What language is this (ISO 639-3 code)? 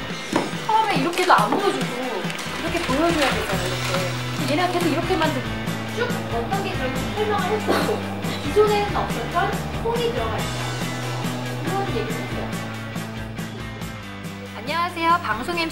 kor